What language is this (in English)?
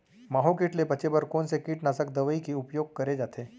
Chhattisgarhi